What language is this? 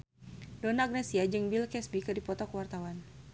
Sundanese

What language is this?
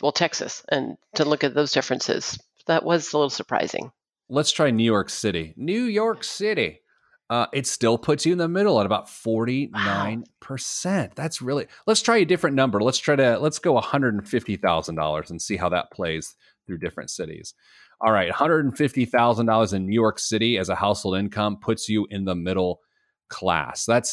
English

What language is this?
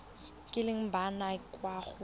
Tswana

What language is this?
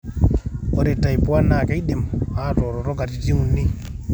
Masai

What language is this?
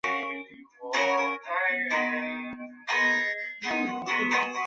Chinese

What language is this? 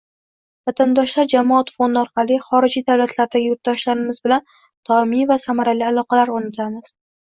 Uzbek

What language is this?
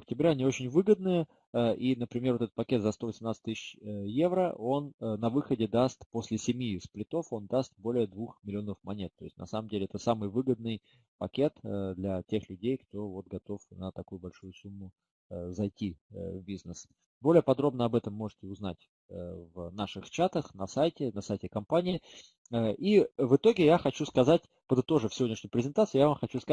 Russian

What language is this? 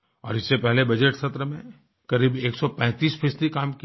Hindi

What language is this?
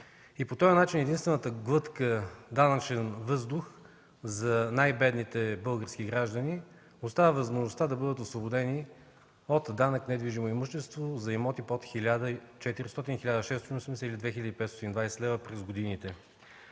Bulgarian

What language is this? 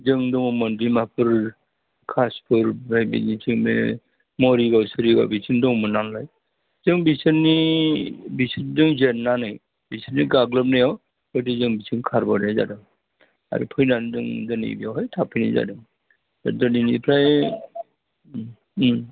Bodo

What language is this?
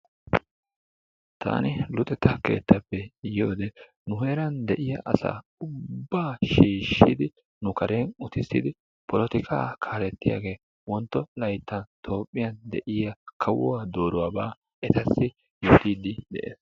Wolaytta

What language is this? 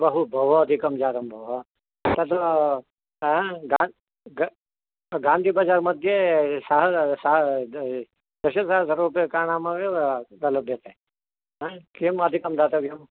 Sanskrit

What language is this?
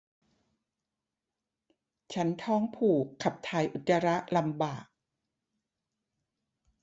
Thai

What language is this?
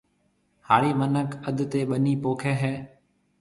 Marwari (Pakistan)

